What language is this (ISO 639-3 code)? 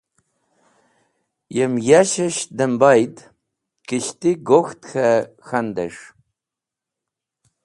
wbl